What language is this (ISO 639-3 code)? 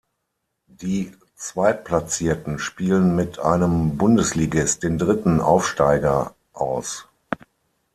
deu